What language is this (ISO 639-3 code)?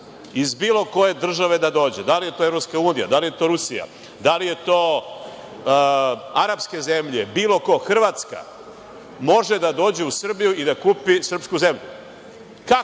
srp